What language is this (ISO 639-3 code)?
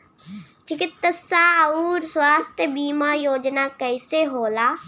bho